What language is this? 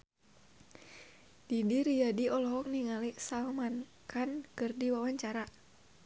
Sundanese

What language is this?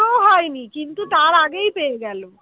Bangla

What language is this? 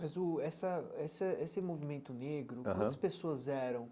Portuguese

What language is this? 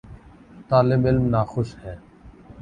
Urdu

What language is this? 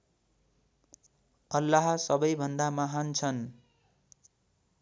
Nepali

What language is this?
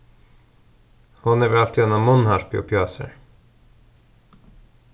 Faroese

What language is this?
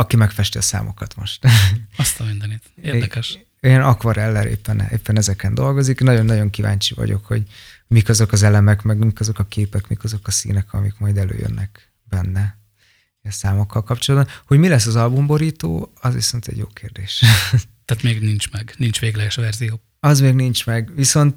Hungarian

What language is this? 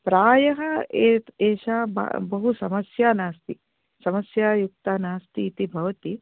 Sanskrit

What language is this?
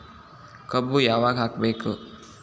Kannada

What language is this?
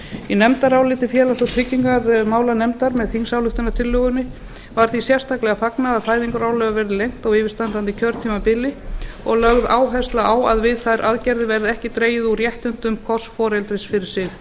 Icelandic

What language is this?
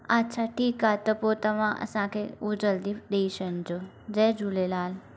Sindhi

